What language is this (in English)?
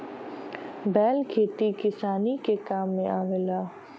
Bhojpuri